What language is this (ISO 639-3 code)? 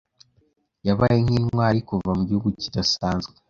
kin